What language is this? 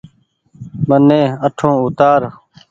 Goaria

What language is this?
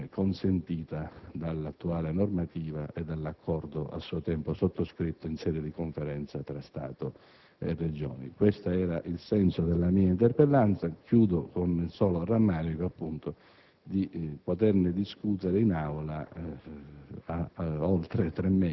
Italian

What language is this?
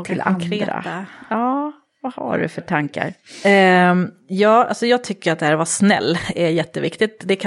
Swedish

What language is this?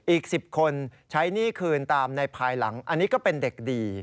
Thai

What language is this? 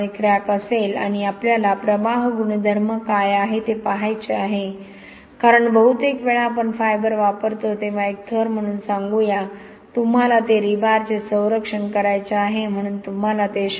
Marathi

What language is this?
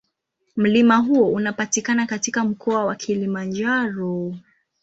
Swahili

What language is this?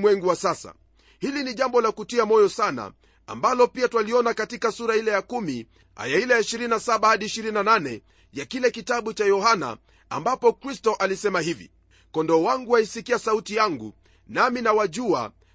Swahili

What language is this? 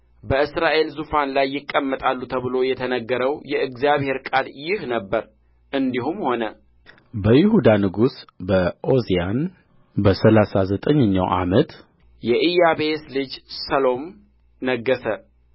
Amharic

